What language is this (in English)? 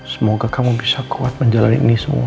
Indonesian